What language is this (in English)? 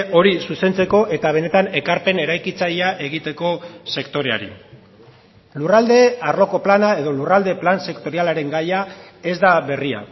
Basque